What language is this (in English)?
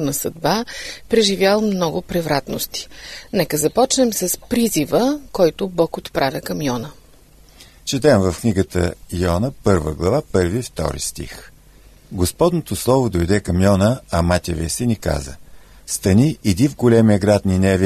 Bulgarian